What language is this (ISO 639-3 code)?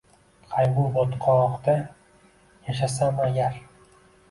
uzb